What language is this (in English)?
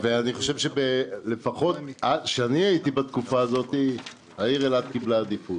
Hebrew